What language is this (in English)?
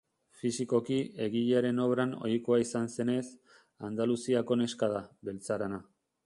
Basque